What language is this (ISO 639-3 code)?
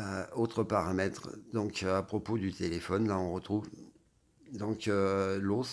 fra